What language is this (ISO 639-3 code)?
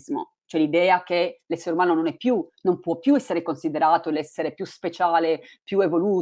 ita